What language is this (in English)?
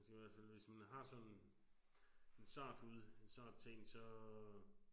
Danish